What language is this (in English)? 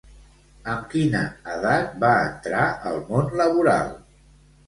Catalan